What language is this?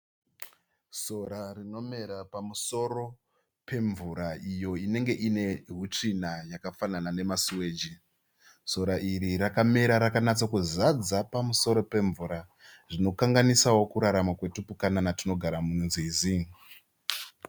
Shona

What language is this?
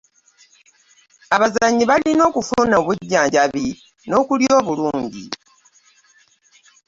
Ganda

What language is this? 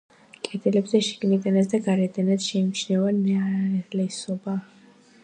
Georgian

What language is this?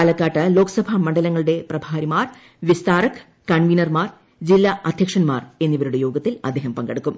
Malayalam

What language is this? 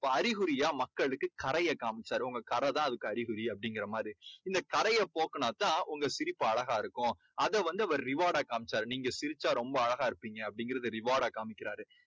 Tamil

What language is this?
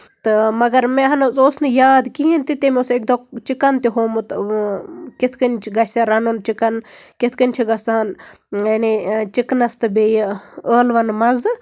Kashmiri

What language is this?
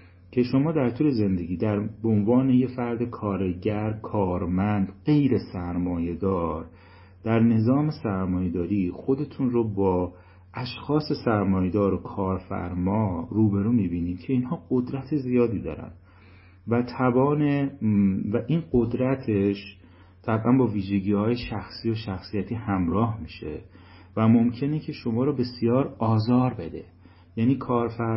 Persian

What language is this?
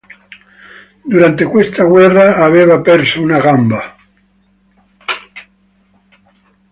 Italian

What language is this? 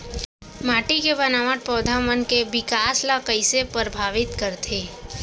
Chhattisgarhi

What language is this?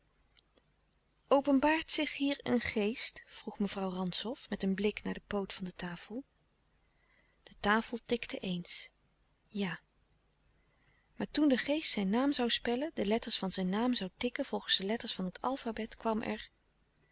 Dutch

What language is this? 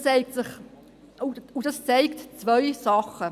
Swiss German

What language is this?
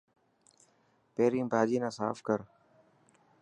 Dhatki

